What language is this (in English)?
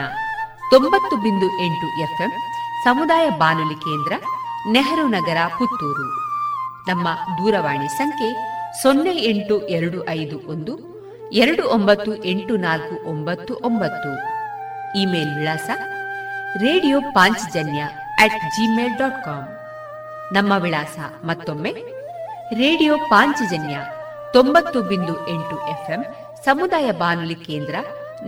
Kannada